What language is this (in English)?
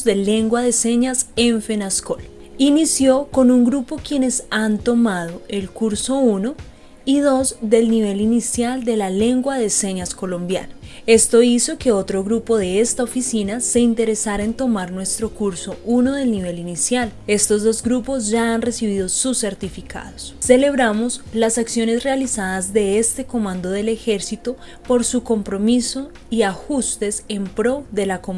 Spanish